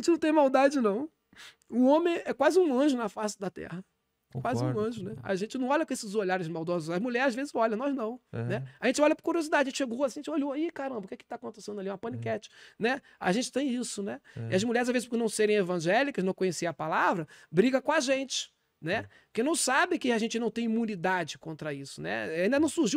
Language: Portuguese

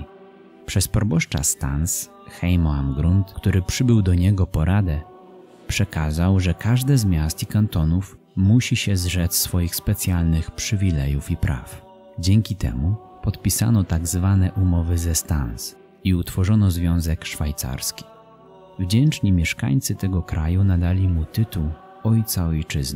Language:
Polish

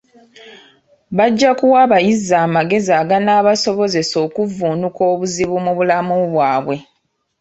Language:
Ganda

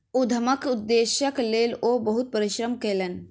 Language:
Maithili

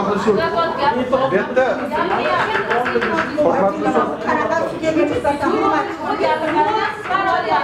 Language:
Turkish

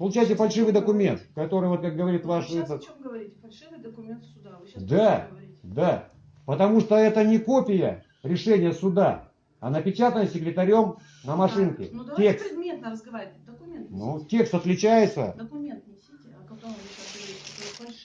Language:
Russian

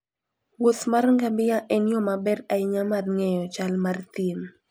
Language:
Luo (Kenya and Tanzania)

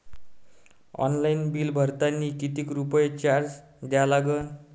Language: Marathi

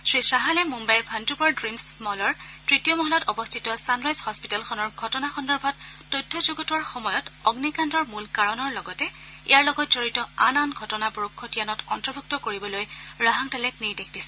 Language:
Assamese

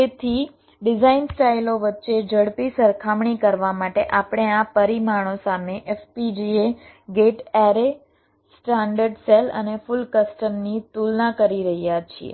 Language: Gujarati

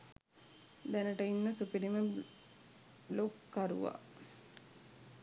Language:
Sinhala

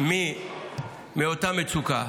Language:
Hebrew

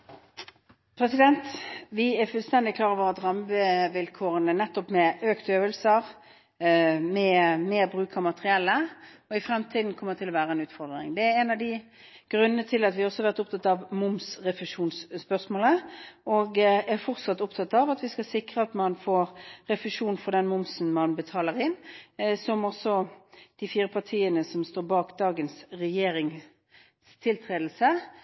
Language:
Norwegian Bokmål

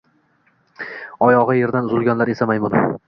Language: Uzbek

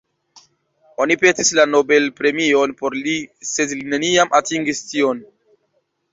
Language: Esperanto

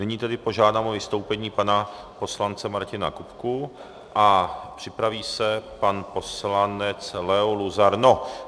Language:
Czech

